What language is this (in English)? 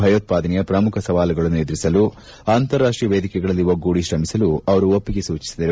Kannada